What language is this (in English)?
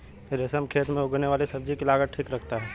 Hindi